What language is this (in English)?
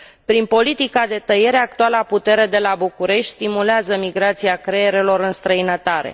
Romanian